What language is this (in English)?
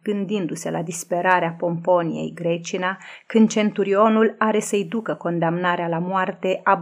Romanian